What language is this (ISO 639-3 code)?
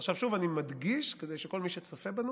heb